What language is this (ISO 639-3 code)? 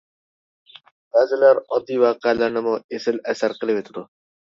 uig